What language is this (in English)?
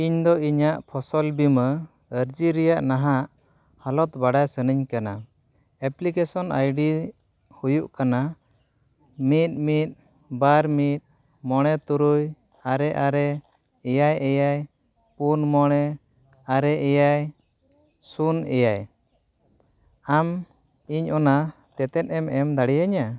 Santali